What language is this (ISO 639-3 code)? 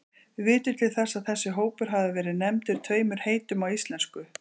isl